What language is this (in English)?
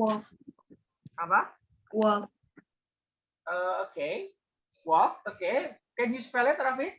Indonesian